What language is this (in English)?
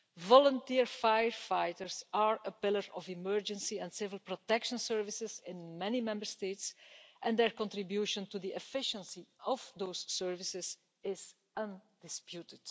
English